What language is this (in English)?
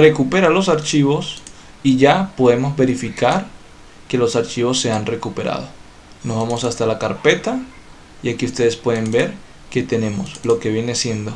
Spanish